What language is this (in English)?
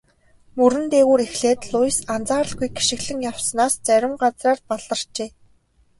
Mongolian